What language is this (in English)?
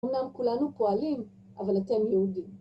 Hebrew